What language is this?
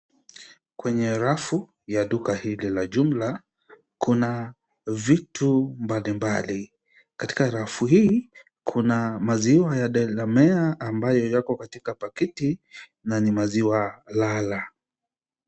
Swahili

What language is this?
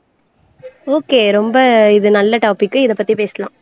Tamil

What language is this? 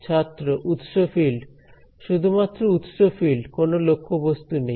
Bangla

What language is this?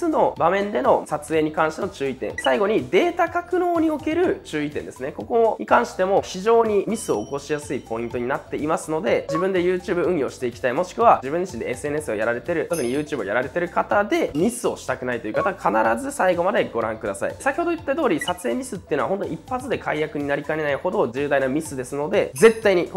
Japanese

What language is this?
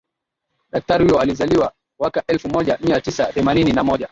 Swahili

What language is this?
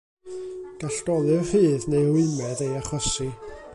Welsh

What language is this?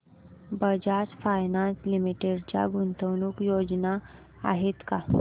Marathi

